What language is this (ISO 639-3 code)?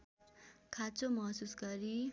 nep